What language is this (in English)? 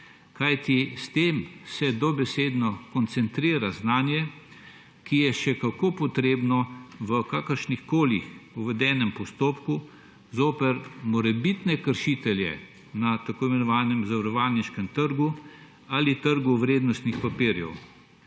Slovenian